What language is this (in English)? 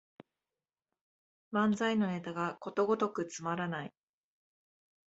Japanese